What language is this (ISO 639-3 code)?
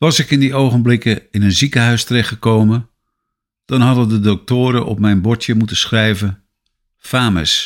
nld